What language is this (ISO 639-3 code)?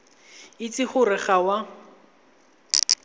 tsn